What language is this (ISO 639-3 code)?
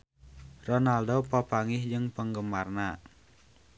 sun